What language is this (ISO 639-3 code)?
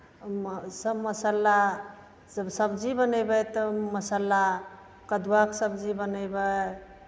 mai